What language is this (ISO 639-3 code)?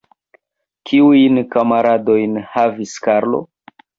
epo